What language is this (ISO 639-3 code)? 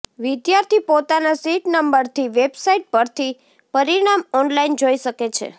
guj